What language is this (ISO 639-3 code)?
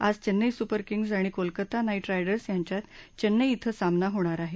mar